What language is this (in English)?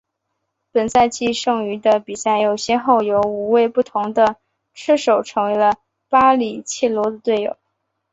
Chinese